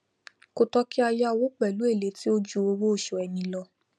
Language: Yoruba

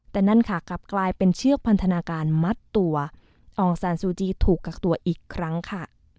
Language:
Thai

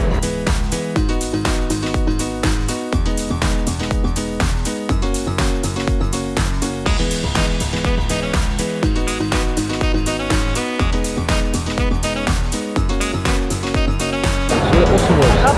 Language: Dutch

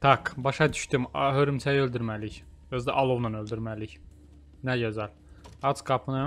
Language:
Turkish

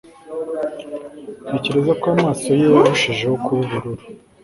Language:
Kinyarwanda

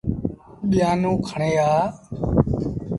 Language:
Sindhi Bhil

